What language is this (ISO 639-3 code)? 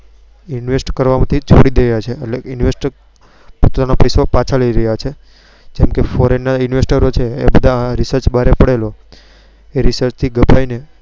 guj